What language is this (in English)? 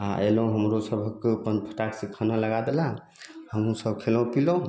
Maithili